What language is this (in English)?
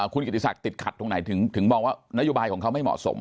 Thai